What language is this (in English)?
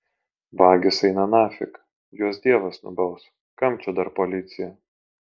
Lithuanian